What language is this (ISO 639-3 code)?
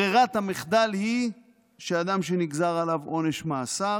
heb